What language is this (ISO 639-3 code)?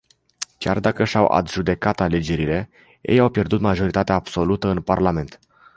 ron